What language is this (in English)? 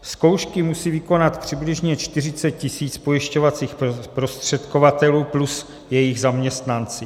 Czech